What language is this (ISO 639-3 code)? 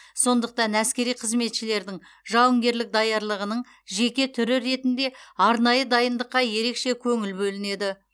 kaz